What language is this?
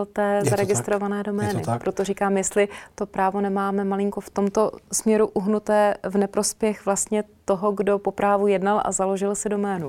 Czech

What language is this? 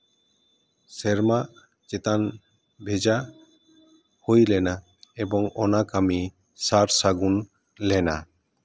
Santali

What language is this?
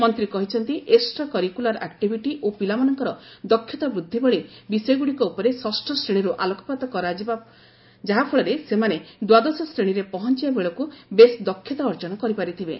Odia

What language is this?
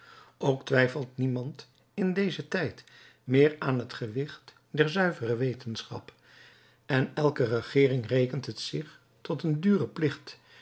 Dutch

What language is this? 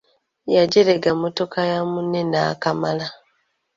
Ganda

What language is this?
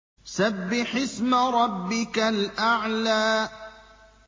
Arabic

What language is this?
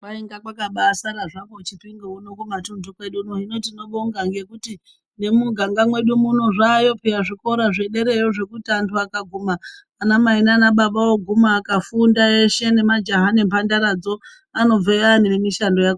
Ndau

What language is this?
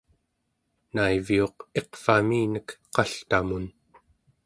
Central Yupik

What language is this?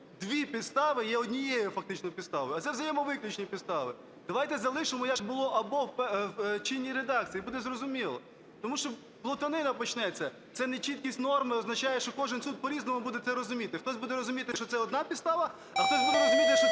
Ukrainian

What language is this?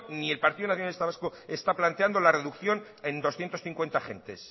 Spanish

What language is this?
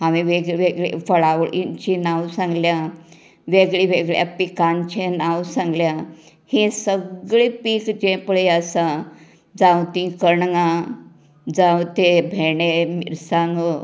Konkani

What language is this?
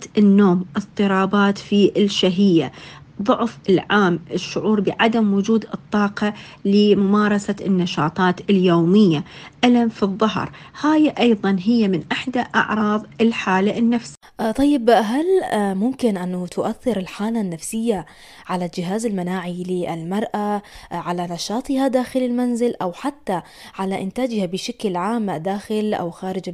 Arabic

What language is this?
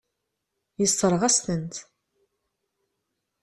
Kabyle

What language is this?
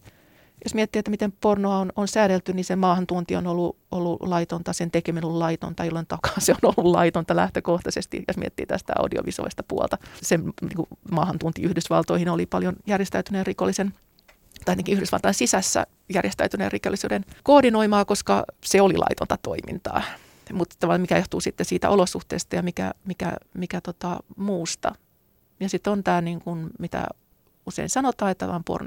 Finnish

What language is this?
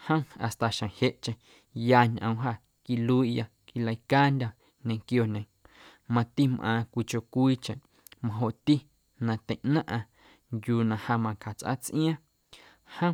Guerrero Amuzgo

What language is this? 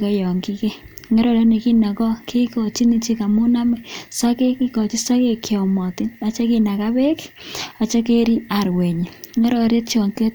Kalenjin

